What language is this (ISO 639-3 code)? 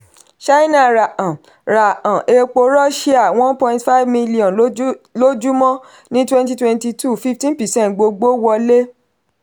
yor